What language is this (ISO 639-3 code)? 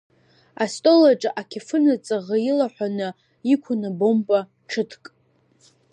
abk